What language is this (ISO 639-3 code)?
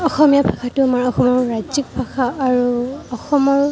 asm